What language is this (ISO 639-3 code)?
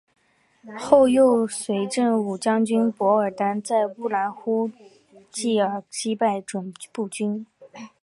zho